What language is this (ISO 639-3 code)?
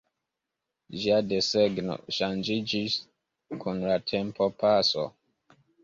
epo